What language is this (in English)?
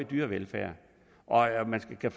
Danish